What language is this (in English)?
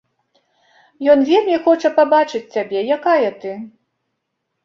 Belarusian